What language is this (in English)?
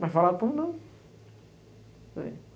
Portuguese